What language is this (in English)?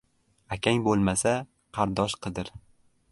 Uzbek